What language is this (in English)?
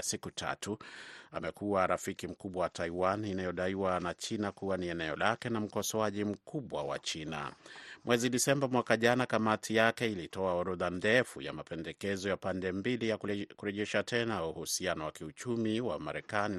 Swahili